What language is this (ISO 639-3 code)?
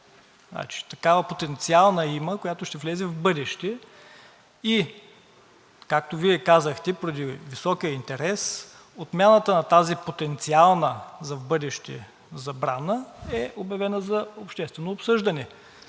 bul